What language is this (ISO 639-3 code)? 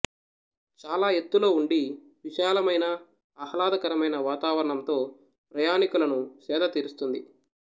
tel